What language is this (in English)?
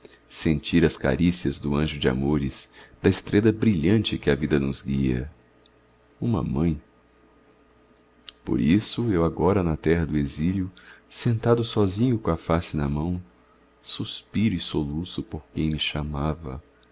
Portuguese